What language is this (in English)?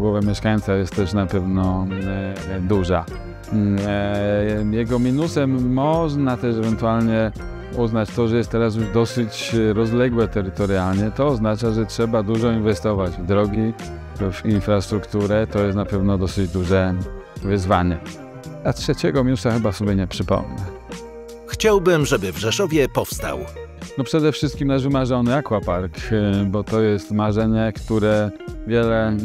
Polish